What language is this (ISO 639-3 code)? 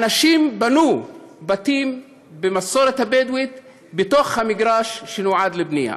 heb